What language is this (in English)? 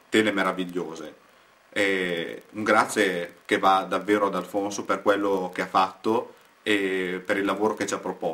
Italian